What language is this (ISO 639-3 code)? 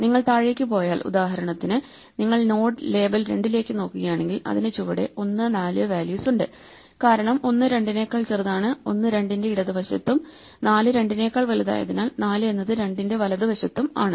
mal